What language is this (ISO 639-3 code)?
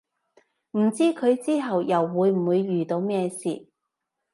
yue